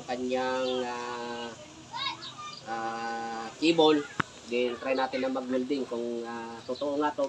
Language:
Filipino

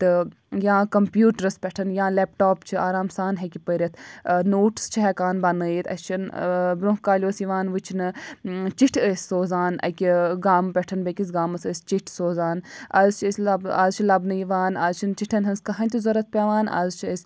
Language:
Kashmiri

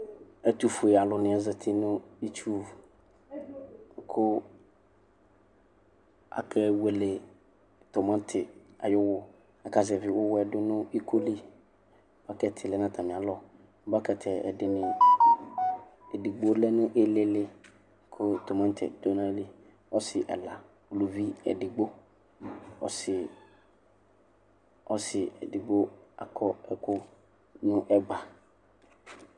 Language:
Ikposo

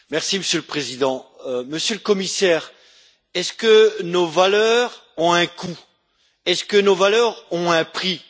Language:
French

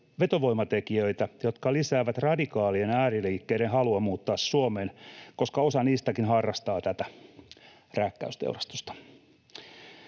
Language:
Finnish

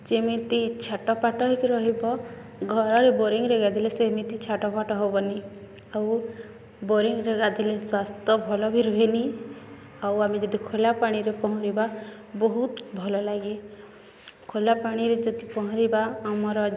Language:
Odia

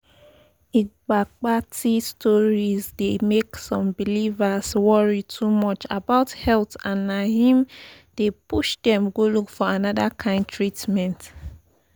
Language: Nigerian Pidgin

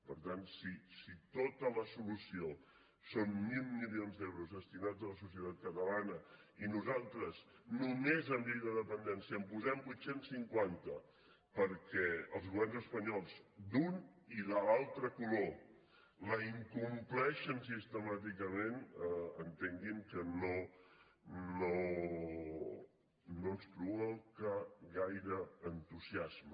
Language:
Catalan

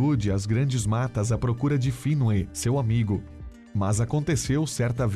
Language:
Portuguese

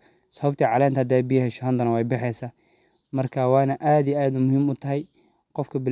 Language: Somali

